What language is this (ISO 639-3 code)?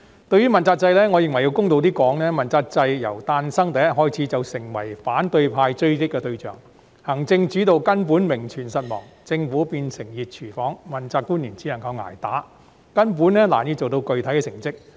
yue